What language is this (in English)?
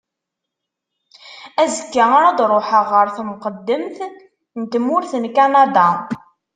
Kabyle